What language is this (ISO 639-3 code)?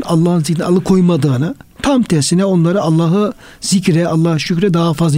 tur